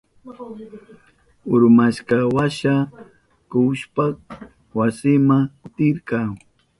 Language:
Southern Pastaza Quechua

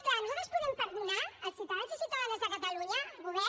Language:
Catalan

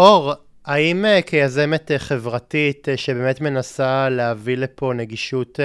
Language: Hebrew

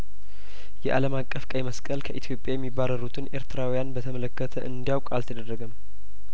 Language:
Amharic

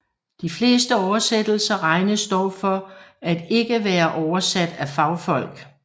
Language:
Danish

